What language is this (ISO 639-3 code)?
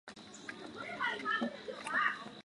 zho